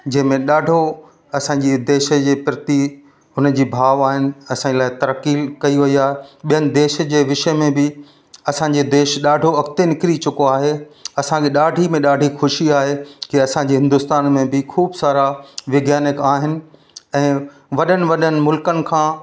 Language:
Sindhi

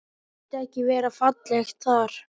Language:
Icelandic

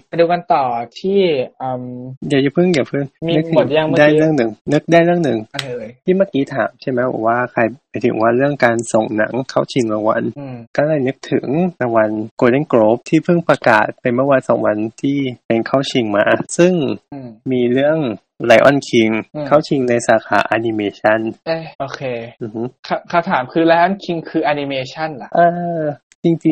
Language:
Thai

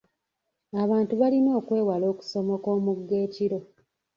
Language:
Ganda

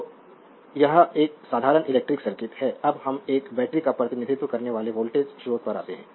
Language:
Hindi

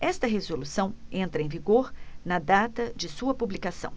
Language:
Portuguese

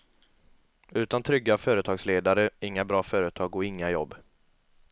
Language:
Swedish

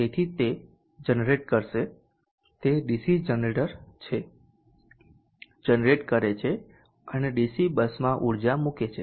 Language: Gujarati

